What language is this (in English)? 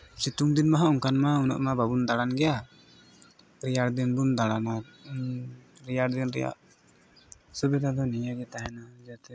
Santali